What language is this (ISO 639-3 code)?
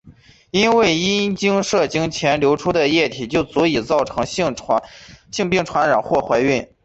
zho